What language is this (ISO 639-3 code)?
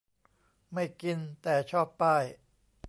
tha